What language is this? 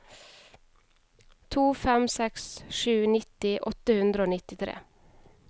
Norwegian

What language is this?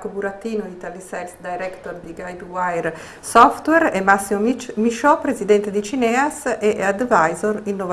Italian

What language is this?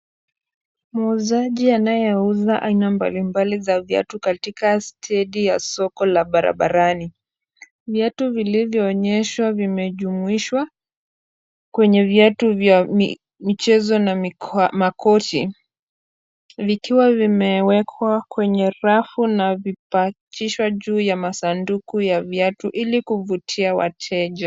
Swahili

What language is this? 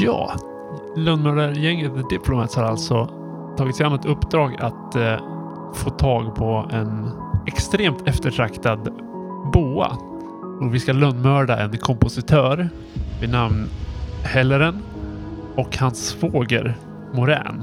Swedish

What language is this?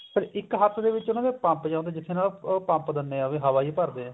Punjabi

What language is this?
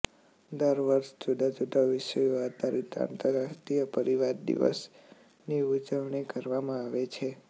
Gujarati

